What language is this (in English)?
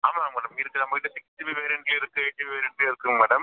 Tamil